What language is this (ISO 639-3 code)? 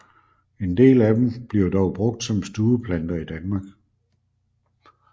dan